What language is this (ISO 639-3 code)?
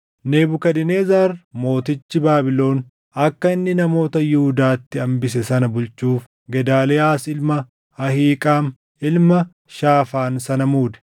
orm